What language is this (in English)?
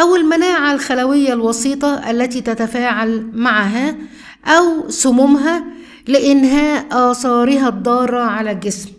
Arabic